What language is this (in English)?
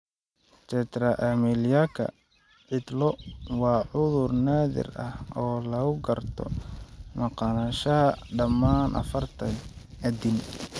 Somali